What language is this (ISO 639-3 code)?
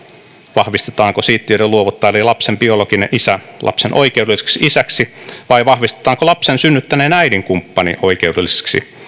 fin